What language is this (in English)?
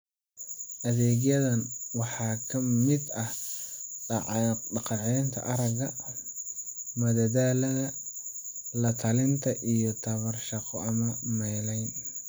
Somali